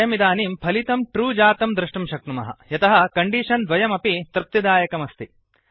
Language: Sanskrit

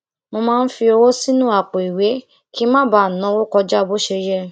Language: Yoruba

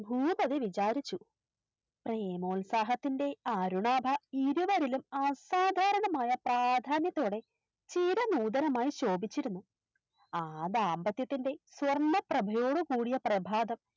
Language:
Malayalam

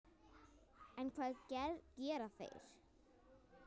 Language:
Icelandic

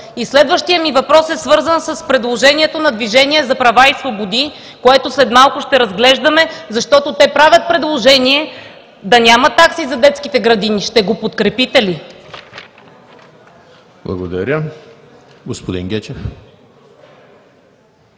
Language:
Bulgarian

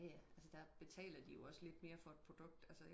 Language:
Danish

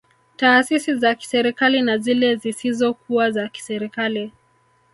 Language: Swahili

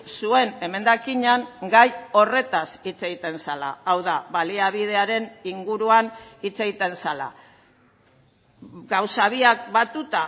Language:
Basque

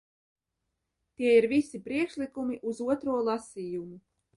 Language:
Latvian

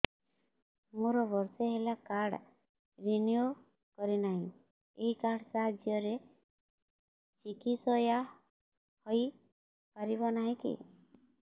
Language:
Odia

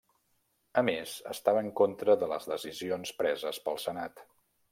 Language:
Catalan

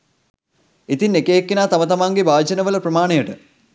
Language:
Sinhala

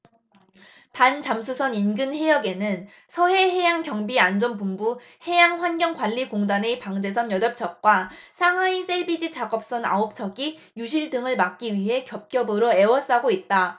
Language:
Korean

